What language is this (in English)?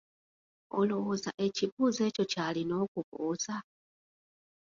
Ganda